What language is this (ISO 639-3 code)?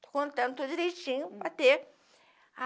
por